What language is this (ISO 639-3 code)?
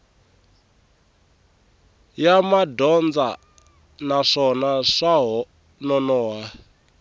tso